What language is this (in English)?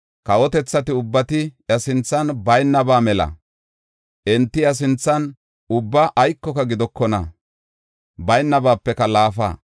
Gofa